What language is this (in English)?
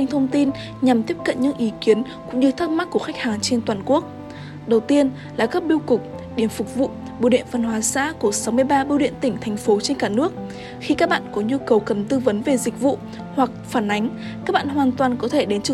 Vietnamese